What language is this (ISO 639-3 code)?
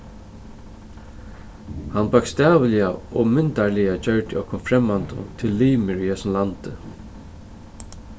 fao